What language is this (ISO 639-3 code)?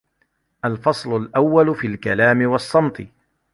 ara